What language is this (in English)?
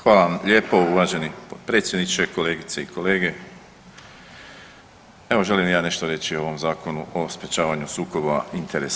Croatian